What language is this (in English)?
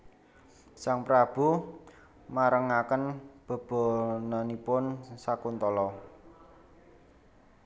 Javanese